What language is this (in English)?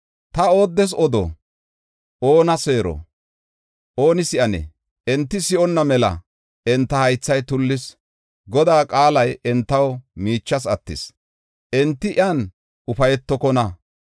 Gofa